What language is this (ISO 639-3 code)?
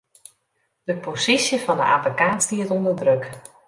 fry